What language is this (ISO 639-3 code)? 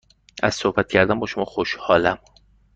fas